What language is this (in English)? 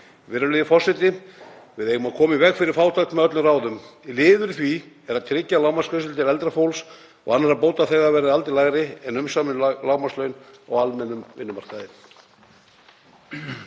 Icelandic